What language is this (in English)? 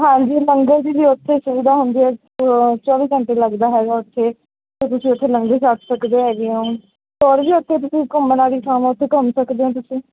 Punjabi